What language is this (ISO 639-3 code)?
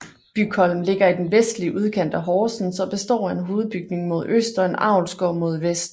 dan